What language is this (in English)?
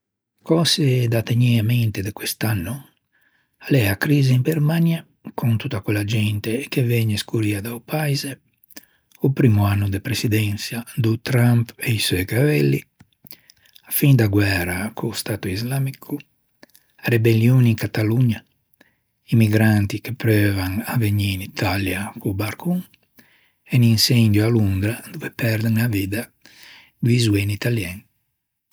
Ligurian